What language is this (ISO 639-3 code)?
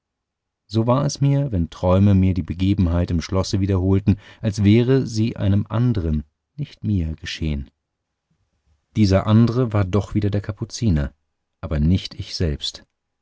deu